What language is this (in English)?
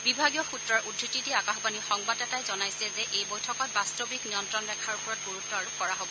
Assamese